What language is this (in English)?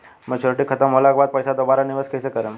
Bhojpuri